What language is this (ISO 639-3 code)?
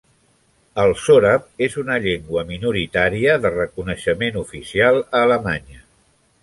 cat